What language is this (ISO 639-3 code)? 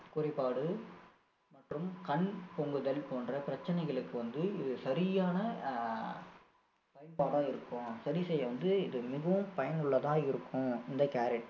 tam